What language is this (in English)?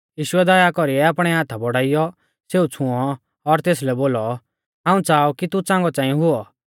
Mahasu Pahari